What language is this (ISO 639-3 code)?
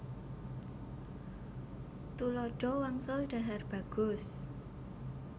jav